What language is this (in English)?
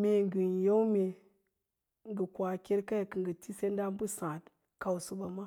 Lala-Roba